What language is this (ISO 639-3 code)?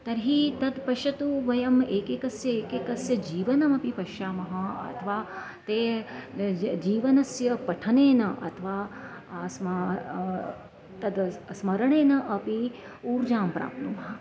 san